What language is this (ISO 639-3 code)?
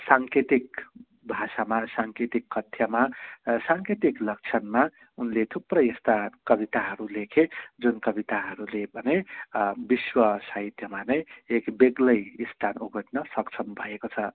nep